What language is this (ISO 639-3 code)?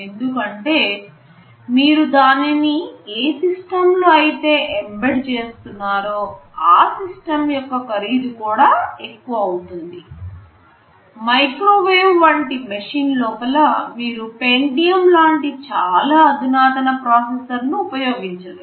tel